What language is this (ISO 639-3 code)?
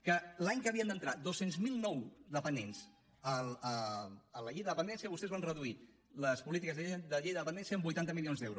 cat